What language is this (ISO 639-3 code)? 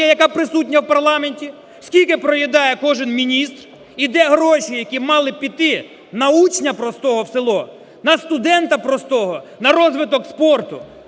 ukr